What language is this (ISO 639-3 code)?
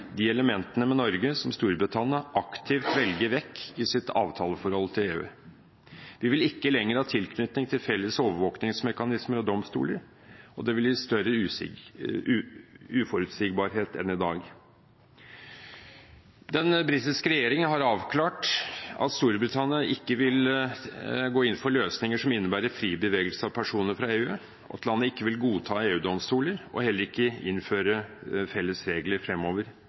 nob